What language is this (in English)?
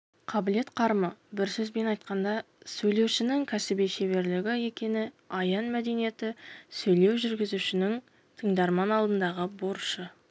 Kazakh